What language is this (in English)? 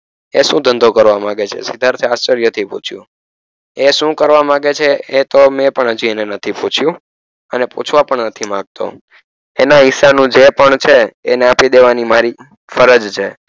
Gujarati